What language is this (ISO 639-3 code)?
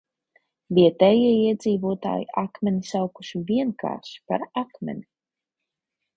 lav